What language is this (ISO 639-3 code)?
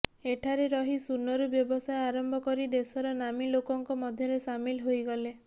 ori